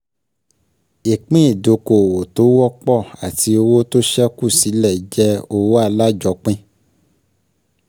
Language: Yoruba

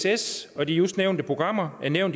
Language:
Danish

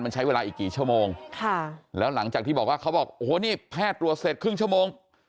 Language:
Thai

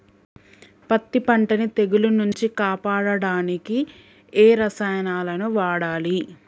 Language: Telugu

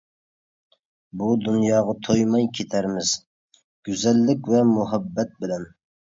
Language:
Uyghur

